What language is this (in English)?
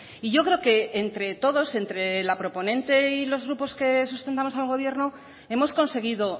Spanish